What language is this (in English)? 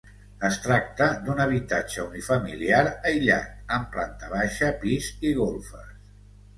Catalan